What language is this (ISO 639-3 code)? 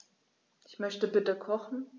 deu